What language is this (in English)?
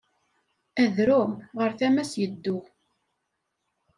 Kabyle